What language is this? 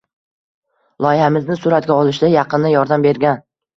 Uzbek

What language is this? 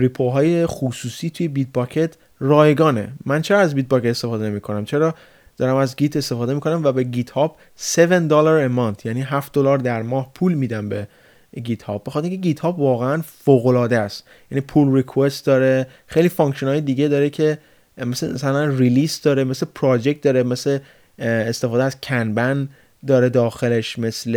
Persian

